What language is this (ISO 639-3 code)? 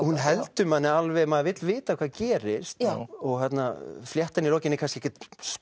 isl